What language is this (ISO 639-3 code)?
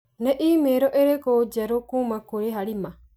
kik